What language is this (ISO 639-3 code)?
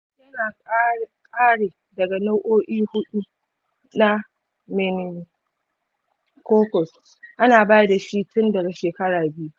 hau